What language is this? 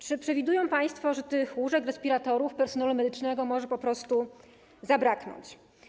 Polish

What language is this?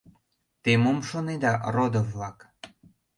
Mari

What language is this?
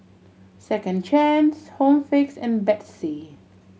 English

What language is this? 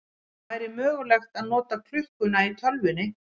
Icelandic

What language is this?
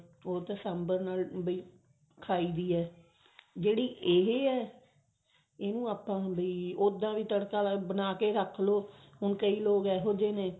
Punjabi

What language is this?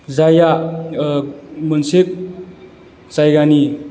Bodo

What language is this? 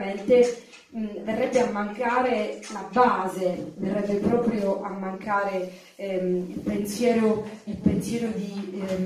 Italian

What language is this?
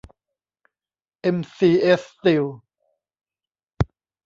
Thai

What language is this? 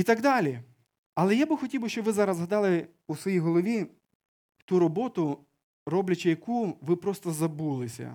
Ukrainian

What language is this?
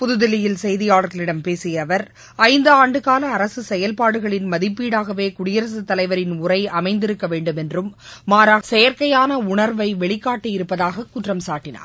Tamil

